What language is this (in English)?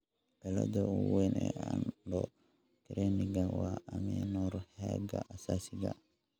Somali